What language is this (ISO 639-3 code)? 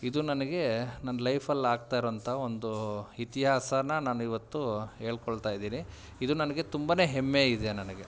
kan